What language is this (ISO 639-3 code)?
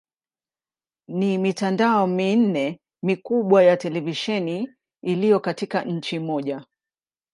swa